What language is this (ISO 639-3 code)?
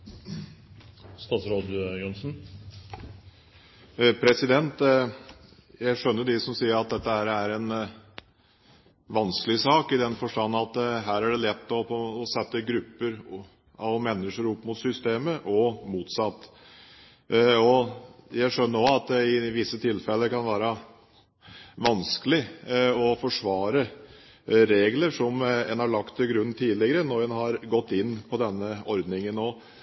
nob